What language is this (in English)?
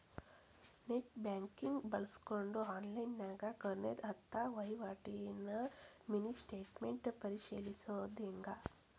Kannada